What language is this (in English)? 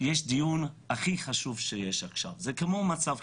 Hebrew